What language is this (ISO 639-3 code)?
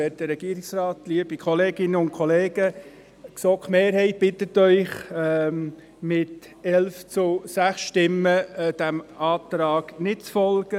gsw